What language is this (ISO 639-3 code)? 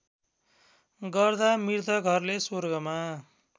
nep